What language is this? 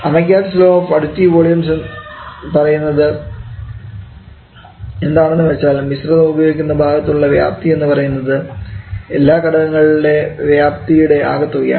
Malayalam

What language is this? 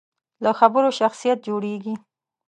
Pashto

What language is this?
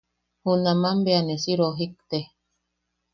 Yaqui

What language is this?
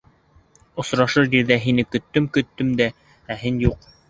Bashkir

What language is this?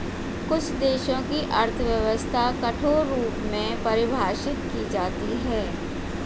Hindi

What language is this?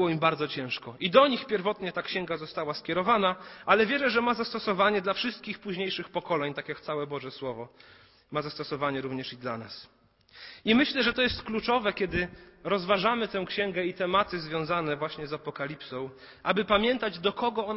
Polish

